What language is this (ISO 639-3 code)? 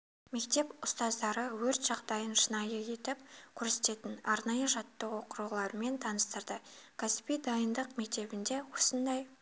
kaz